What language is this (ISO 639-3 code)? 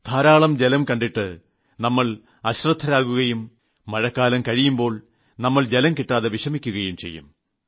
mal